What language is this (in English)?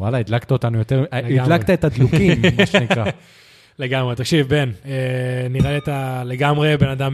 Hebrew